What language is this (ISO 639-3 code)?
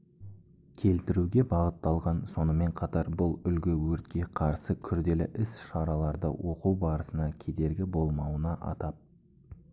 kaz